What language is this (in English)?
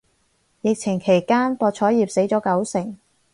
Cantonese